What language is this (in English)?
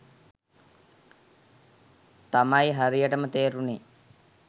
Sinhala